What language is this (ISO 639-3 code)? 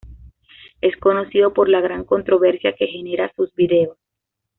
spa